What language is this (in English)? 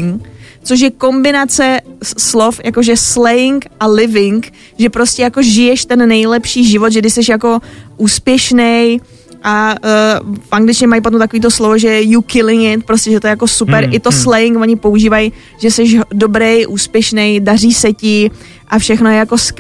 Czech